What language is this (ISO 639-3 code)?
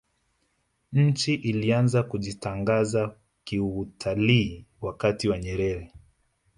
swa